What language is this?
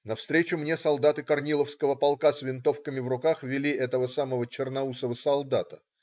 Russian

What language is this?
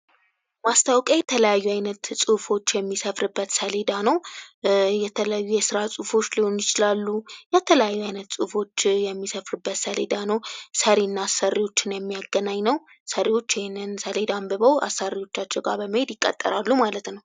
Amharic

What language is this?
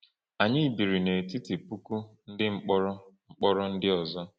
Igbo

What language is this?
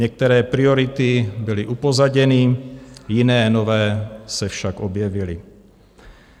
Czech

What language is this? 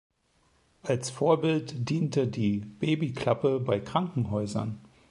German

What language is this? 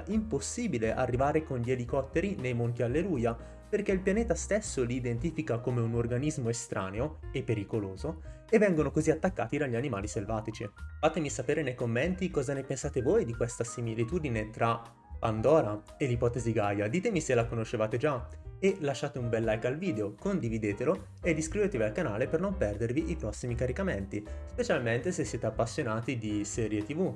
Italian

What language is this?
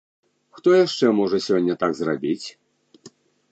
Belarusian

